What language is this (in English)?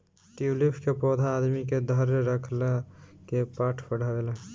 Bhojpuri